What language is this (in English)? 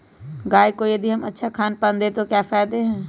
Magahi